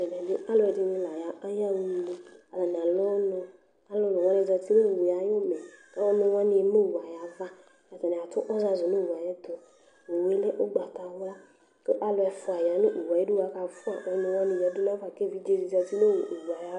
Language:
Ikposo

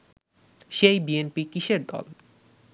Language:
Bangla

